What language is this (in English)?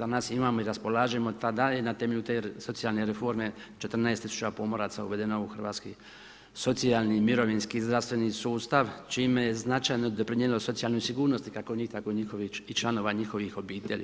Croatian